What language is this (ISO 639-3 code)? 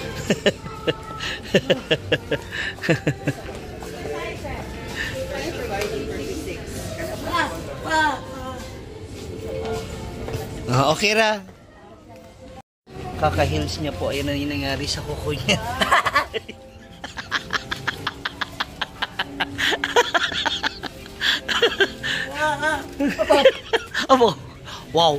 fil